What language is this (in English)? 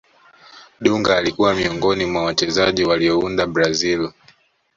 Swahili